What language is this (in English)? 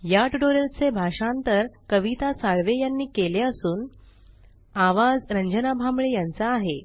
Marathi